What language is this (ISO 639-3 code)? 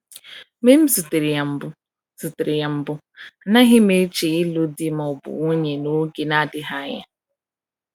ibo